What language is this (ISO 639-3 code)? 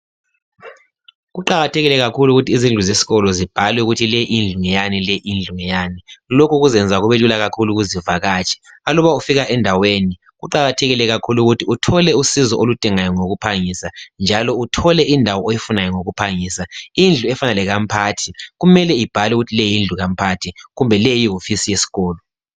nde